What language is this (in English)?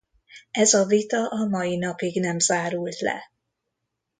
Hungarian